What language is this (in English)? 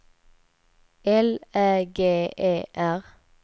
Swedish